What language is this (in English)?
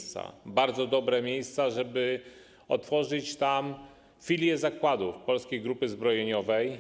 Polish